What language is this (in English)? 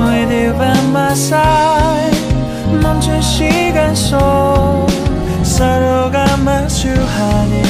Korean